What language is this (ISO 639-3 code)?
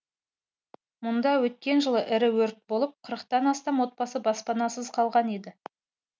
kaz